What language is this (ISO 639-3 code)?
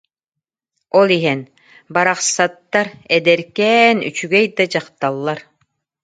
sah